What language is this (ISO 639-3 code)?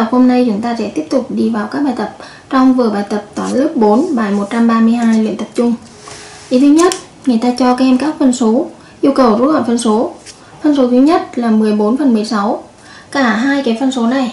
vie